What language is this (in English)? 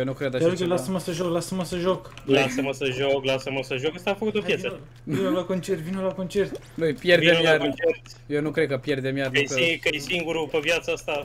Romanian